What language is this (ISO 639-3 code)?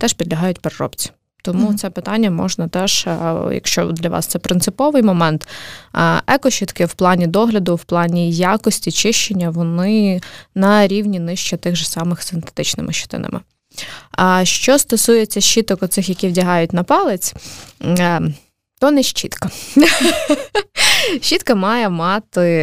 ukr